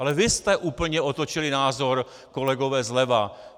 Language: Czech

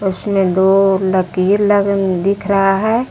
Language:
Hindi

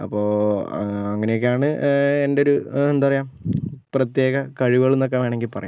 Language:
Malayalam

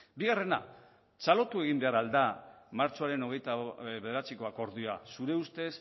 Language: Basque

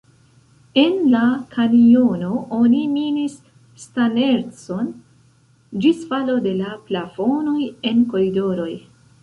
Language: Esperanto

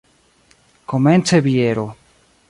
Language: Esperanto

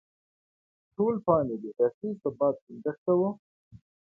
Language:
Pashto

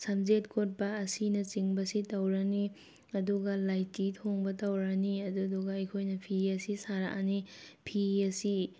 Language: Manipuri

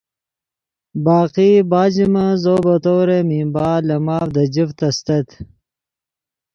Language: Yidgha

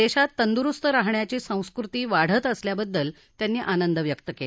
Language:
Marathi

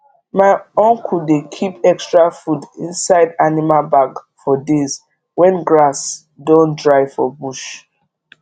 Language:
Nigerian Pidgin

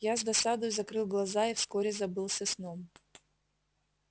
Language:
Russian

